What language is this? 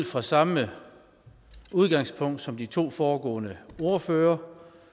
Danish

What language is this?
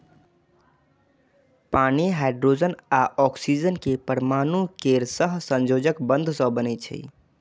Maithili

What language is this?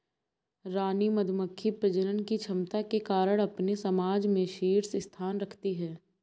Hindi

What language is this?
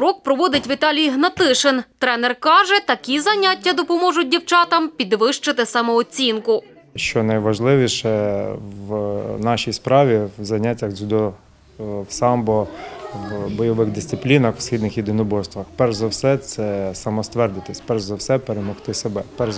Ukrainian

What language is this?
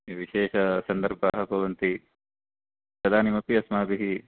Sanskrit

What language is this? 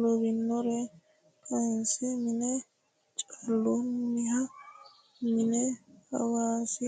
Sidamo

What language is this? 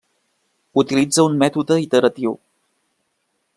Catalan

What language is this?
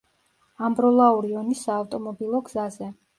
Georgian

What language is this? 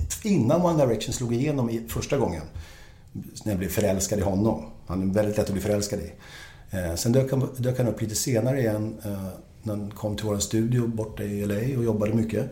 Swedish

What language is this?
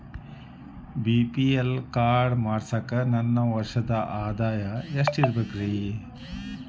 Kannada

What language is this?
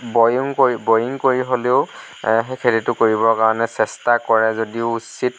Assamese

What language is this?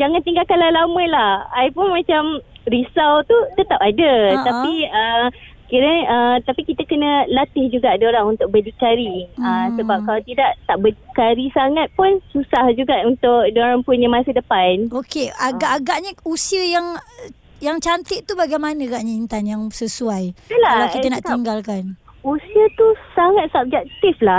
Malay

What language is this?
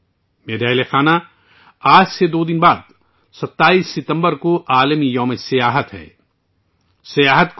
Urdu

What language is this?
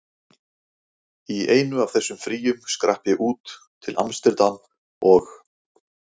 Icelandic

